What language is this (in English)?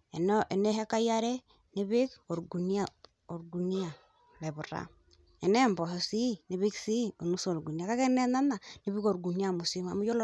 Masai